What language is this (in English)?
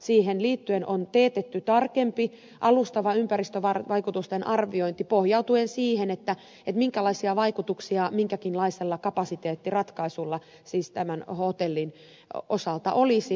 Finnish